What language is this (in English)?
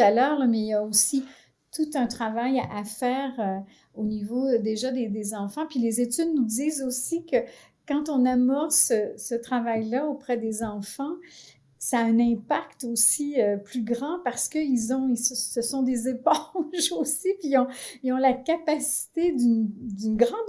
French